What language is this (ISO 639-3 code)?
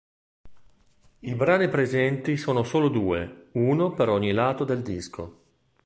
ita